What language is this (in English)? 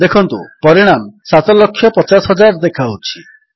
Odia